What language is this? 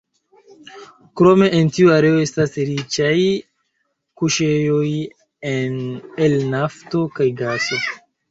Esperanto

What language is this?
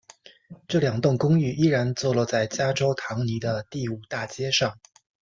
Chinese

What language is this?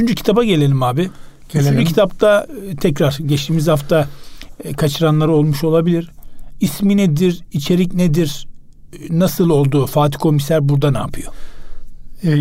Turkish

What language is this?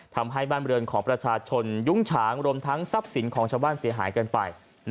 Thai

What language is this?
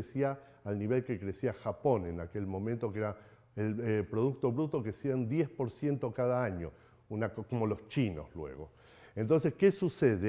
Spanish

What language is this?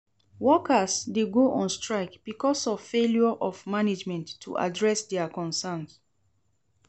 Nigerian Pidgin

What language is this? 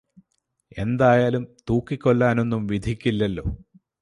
Malayalam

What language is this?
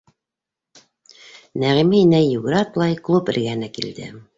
Bashkir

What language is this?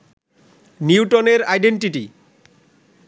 Bangla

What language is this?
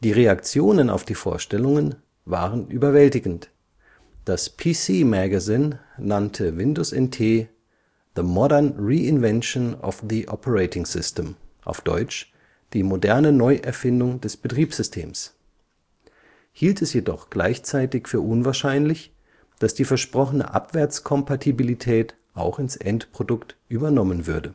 German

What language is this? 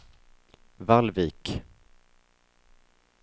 Swedish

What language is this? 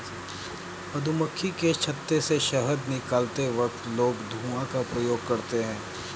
Hindi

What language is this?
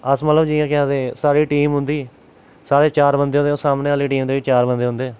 Dogri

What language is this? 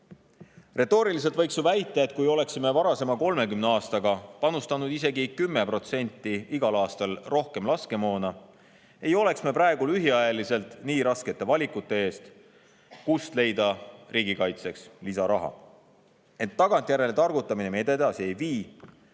Estonian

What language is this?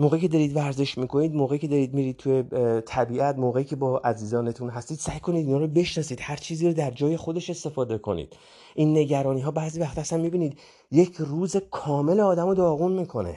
Persian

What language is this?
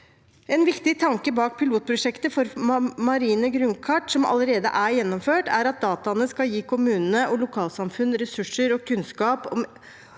Norwegian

